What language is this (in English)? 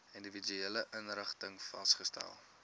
Afrikaans